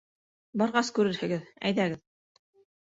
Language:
Bashkir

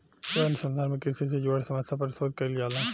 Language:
Bhojpuri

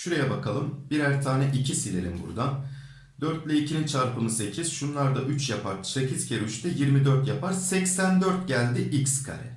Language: Turkish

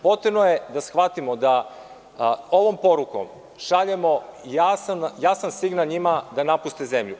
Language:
Serbian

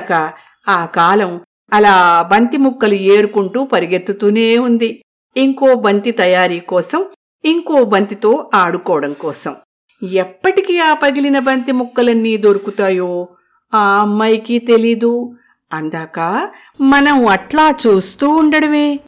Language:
Telugu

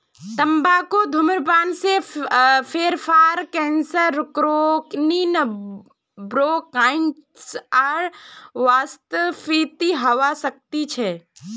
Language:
Magahi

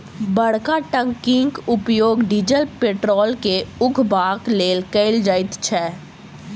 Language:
Maithili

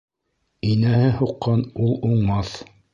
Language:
Bashkir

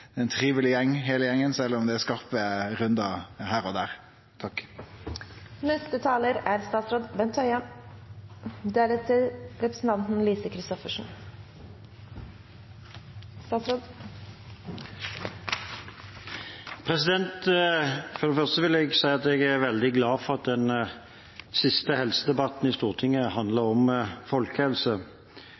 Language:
Norwegian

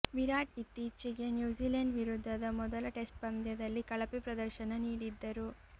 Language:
Kannada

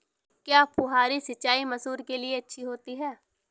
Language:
Hindi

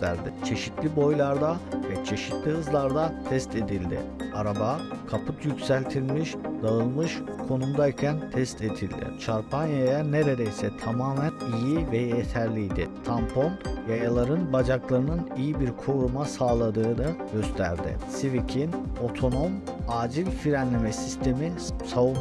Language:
Turkish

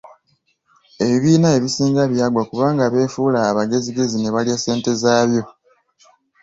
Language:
Ganda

